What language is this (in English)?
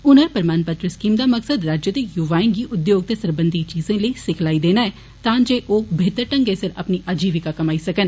Dogri